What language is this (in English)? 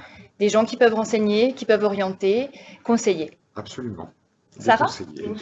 French